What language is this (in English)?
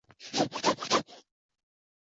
Chinese